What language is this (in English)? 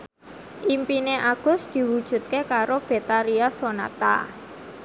Javanese